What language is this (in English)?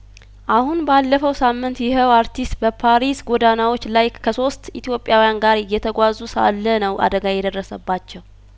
Amharic